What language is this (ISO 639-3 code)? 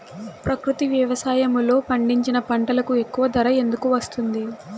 tel